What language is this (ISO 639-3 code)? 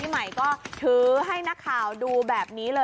tha